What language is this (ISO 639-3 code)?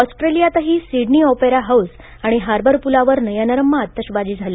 mar